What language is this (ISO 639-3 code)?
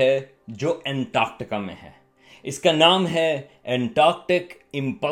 urd